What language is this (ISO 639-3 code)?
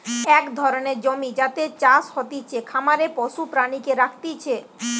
ben